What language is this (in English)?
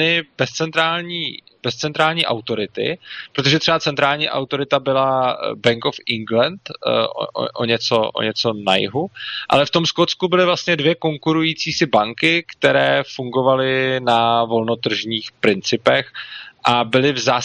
Czech